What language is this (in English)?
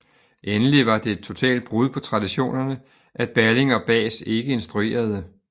Danish